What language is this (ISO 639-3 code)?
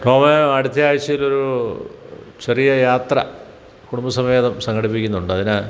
mal